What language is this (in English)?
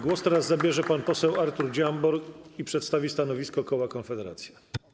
Polish